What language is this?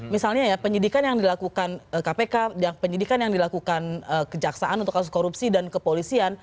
Indonesian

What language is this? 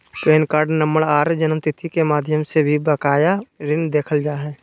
Magahi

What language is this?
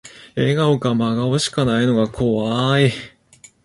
Japanese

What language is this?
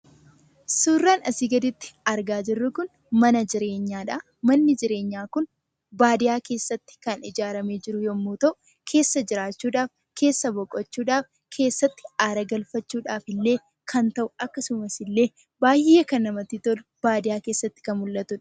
Oromo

